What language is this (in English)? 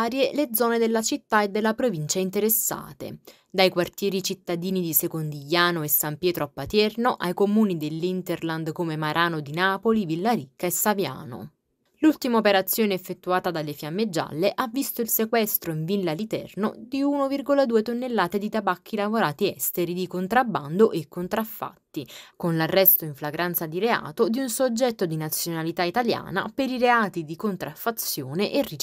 Italian